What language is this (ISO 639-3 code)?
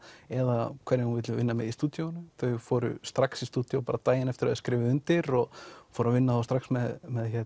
isl